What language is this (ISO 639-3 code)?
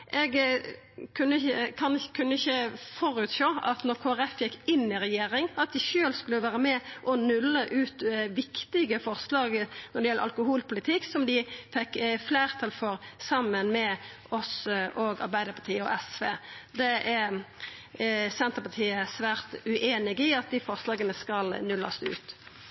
nno